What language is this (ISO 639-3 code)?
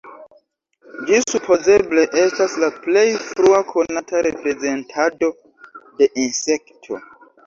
epo